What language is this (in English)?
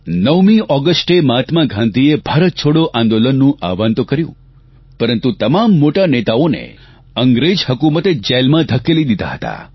Gujarati